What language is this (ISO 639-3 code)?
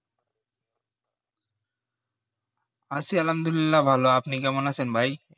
ben